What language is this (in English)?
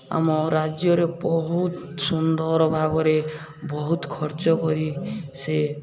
Odia